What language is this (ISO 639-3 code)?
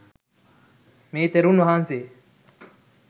sin